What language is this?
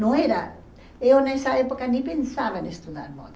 Portuguese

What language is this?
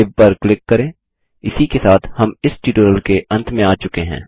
Hindi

